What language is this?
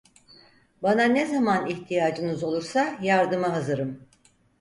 Turkish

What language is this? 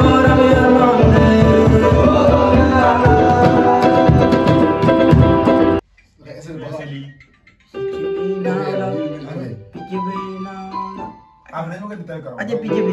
Arabic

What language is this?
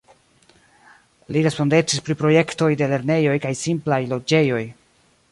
Esperanto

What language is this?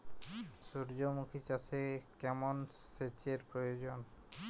Bangla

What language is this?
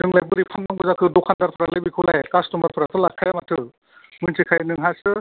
Bodo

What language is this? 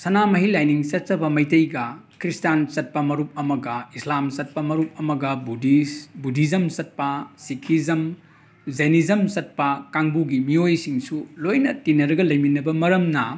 Manipuri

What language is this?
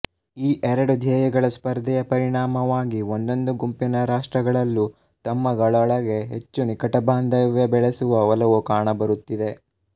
Kannada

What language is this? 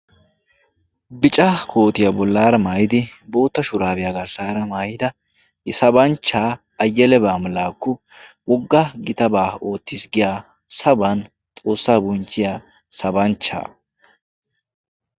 Wolaytta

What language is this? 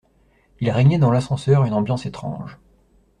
French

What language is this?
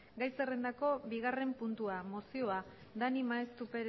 Basque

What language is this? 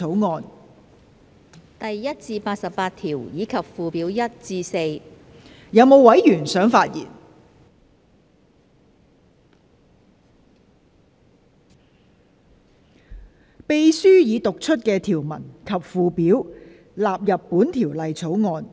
Cantonese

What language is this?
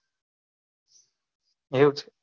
Gujarati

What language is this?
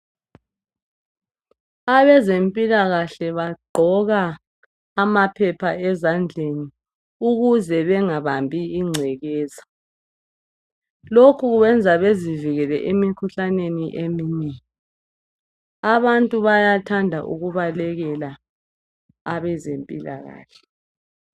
North Ndebele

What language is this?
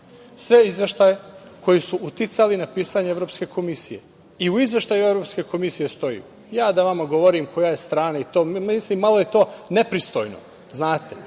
Serbian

